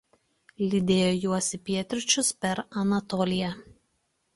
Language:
Lithuanian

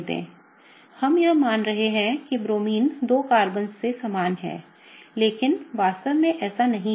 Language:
Hindi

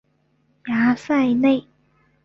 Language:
Chinese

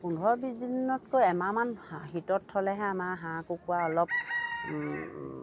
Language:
Assamese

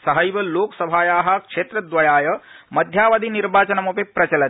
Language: Sanskrit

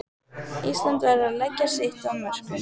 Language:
Icelandic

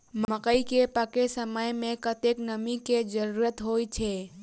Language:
Maithili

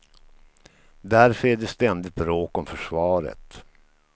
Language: Swedish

